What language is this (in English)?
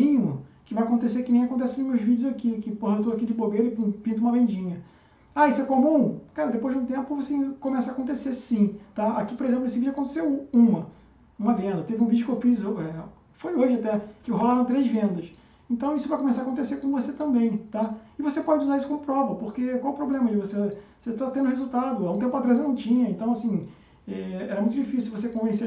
Portuguese